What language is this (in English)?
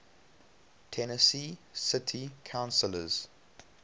English